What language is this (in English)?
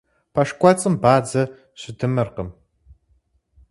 Kabardian